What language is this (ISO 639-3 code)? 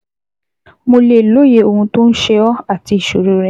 yor